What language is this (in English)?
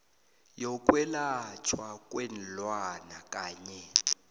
South Ndebele